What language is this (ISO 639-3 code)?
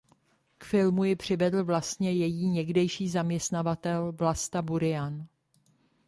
ces